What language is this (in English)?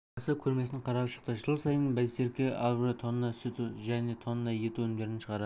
Kazakh